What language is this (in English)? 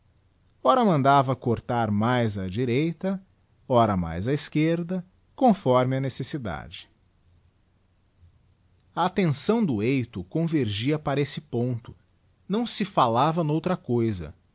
Portuguese